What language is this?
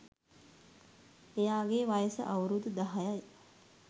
Sinhala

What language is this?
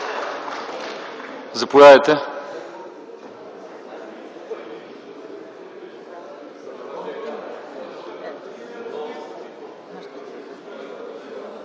Bulgarian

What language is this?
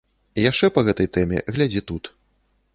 Belarusian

